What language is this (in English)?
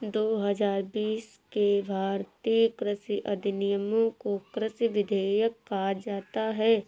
Hindi